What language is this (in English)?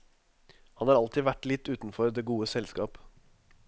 Norwegian